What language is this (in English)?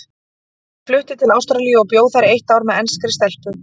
Icelandic